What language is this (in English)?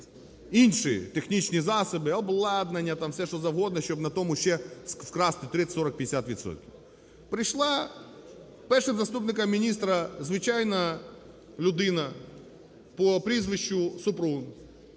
Ukrainian